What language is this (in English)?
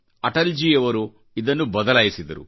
Kannada